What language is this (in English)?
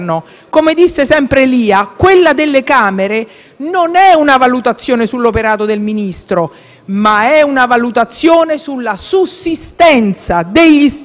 Italian